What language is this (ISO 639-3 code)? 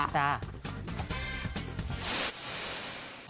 tha